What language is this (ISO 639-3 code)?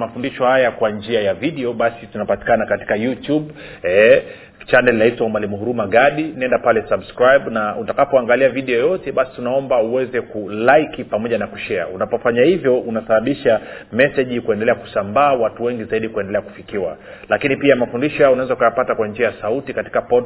swa